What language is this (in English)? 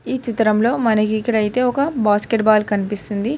Telugu